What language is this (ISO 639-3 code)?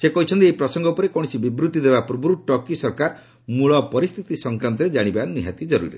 ori